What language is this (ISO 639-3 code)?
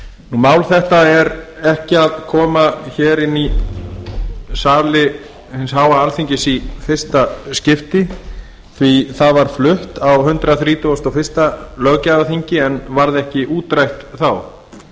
isl